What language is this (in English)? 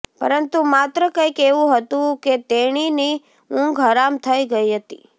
Gujarati